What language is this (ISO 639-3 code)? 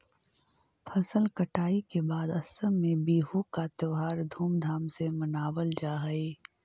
mag